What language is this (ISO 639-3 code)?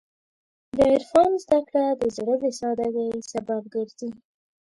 pus